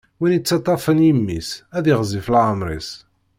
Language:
Kabyle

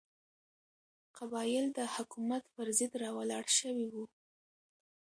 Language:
Pashto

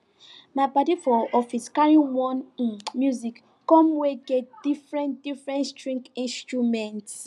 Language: Nigerian Pidgin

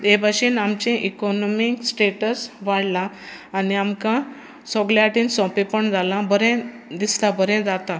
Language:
Konkani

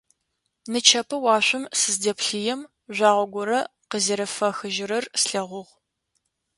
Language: Adyghe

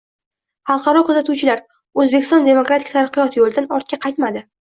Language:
Uzbek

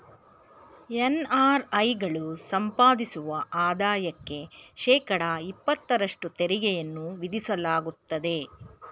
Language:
Kannada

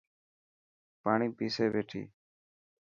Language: Dhatki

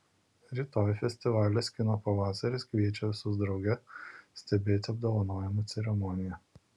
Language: Lithuanian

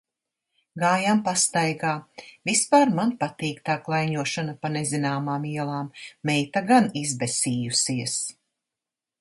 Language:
Latvian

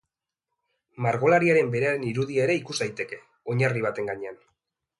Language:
Basque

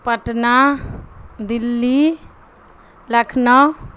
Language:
Urdu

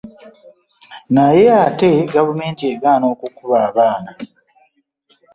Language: Ganda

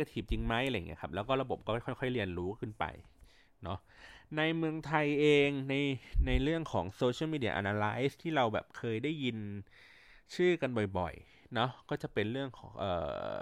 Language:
Thai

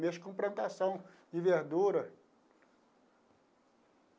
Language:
Portuguese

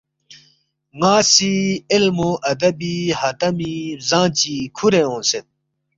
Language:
Balti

